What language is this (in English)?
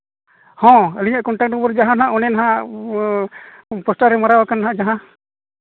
Santali